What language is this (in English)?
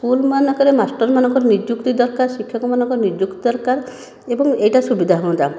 Odia